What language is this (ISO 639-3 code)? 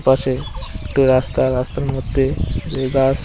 ben